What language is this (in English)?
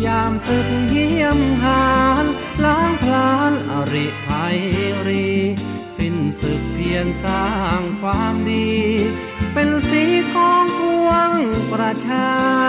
Thai